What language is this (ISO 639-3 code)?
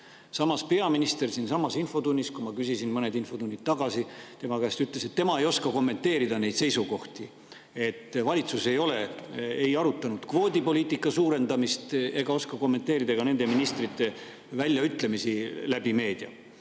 est